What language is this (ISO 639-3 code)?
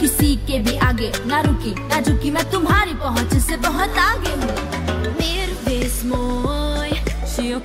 pol